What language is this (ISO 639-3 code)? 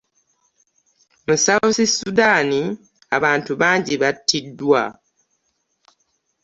lug